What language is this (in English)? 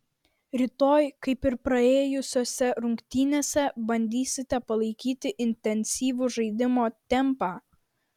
Lithuanian